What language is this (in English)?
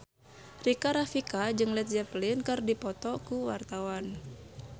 Sundanese